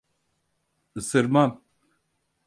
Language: Turkish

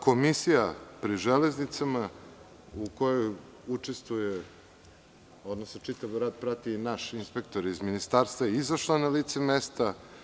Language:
Serbian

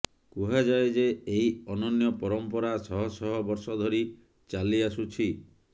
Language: Odia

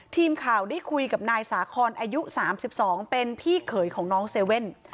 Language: Thai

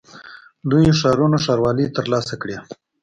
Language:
Pashto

